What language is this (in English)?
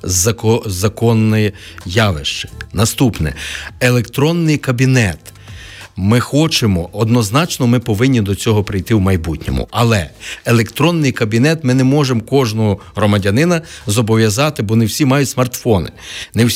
Ukrainian